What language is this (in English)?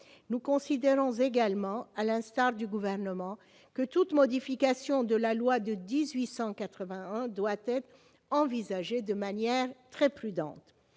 French